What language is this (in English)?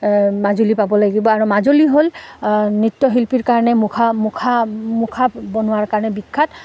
Assamese